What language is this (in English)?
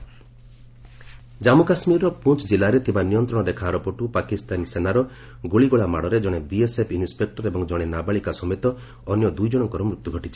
Odia